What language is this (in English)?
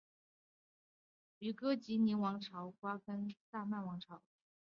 Chinese